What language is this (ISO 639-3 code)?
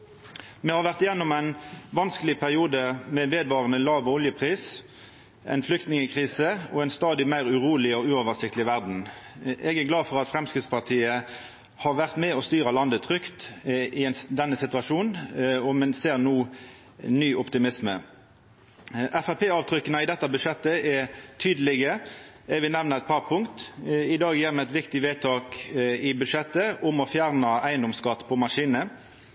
nno